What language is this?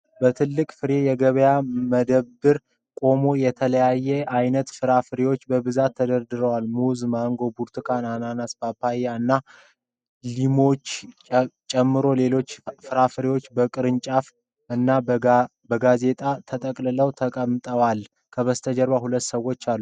Amharic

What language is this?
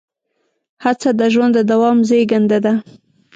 Pashto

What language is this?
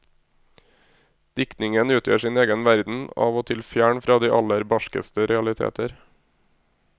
Norwegian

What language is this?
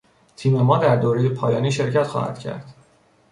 Persian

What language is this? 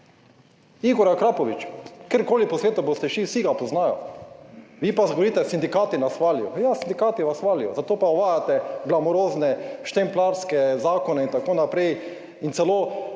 Slovenian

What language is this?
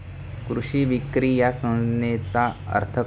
Marathi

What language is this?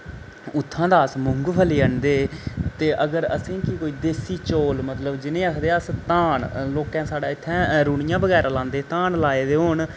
Dogri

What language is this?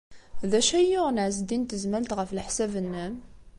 Kabyle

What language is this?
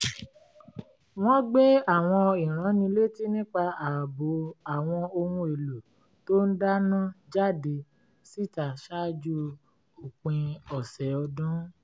Yoruba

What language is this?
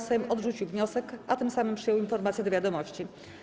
Polish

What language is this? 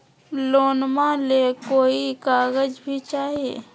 Magahi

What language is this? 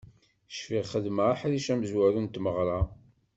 Kabyle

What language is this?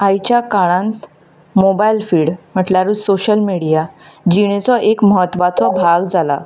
Konkani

